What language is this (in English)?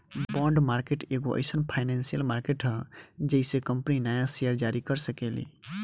Bhojpuri